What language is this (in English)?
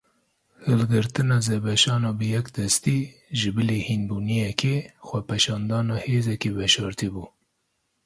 Kurdish